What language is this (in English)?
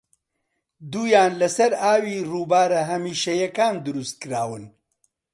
Central Kurdish